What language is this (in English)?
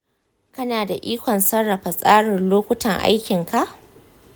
Hausa